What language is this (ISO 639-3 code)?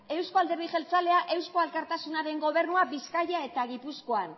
eus